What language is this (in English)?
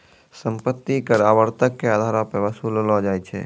Maithili